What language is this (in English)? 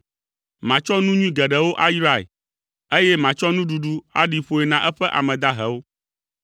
Ewe